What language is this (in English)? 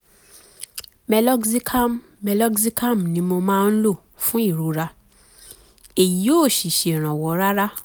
Yoruba